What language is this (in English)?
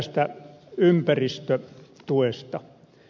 Finnish